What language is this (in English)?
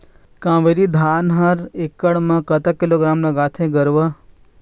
Chhattisgarhi